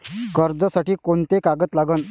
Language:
Marathi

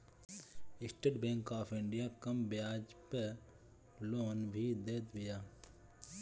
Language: Bhojpuri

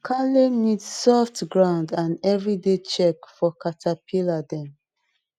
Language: Nigerian Pidgin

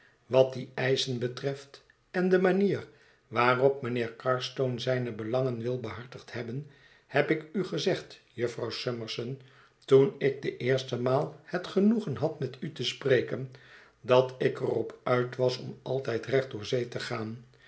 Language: Dutch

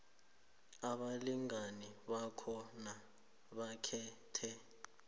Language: South Ndebele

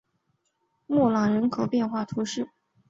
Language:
Chinese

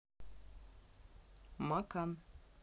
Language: Russian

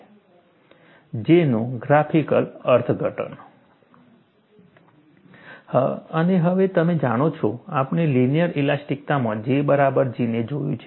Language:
Gujarati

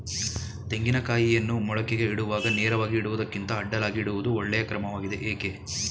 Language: Kannada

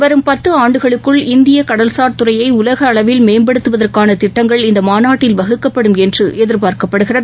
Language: Tamil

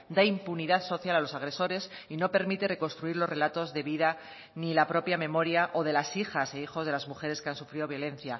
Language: Spanish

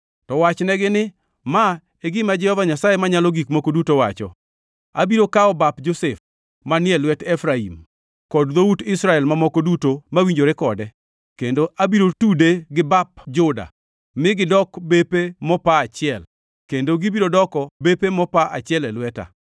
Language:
Luo (Kenya and Tanzania)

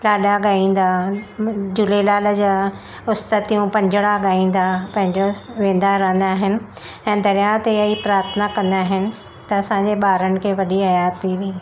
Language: Sindhi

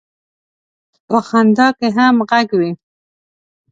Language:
Pashto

